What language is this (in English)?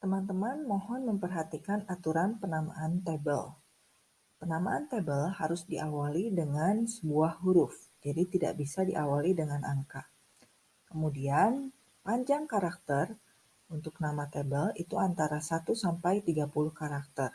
Indonesian